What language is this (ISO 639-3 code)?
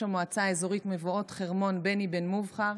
heb